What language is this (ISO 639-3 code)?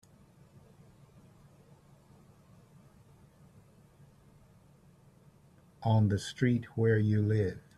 eng